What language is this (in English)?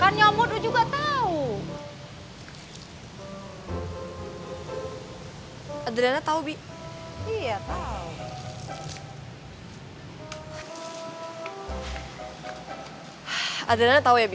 Indonesian